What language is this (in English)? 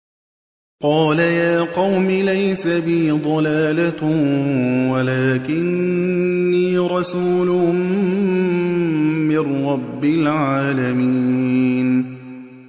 Arabic